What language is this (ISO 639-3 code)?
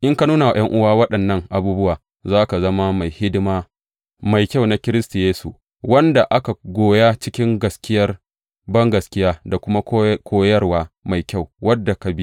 hau